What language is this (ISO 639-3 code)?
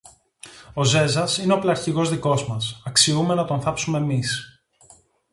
ell